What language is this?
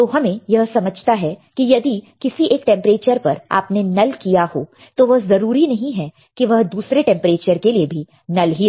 Hindi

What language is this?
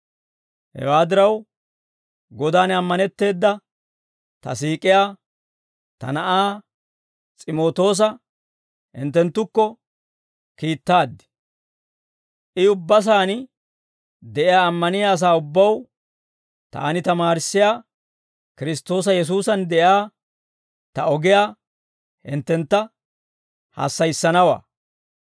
Dawro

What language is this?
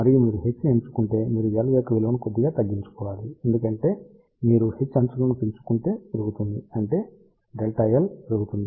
Telugu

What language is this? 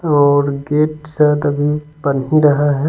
Hindi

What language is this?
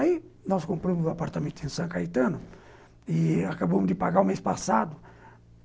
Portuguese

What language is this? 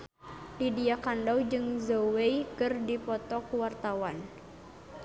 Sundanese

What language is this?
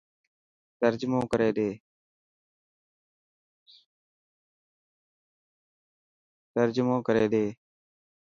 Dhatki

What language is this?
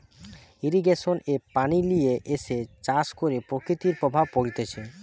Bangla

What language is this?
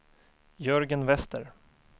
Swedish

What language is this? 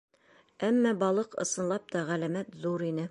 Bashkir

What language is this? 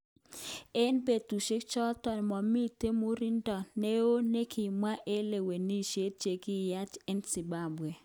Kalenjin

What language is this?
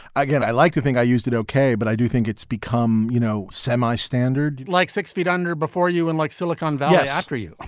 English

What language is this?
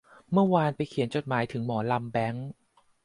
Thai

